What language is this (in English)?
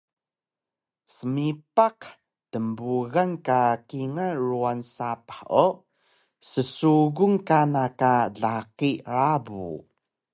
Taroko